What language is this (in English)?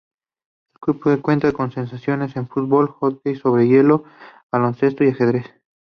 Spanish